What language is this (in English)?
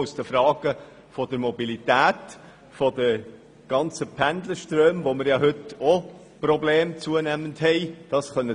Swiss German